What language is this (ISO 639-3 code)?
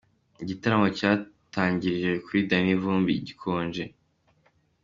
kin